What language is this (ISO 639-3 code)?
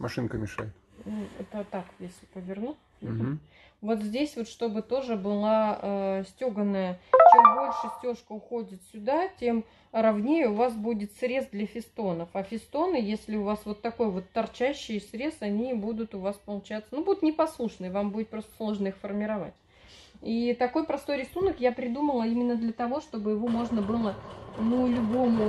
rus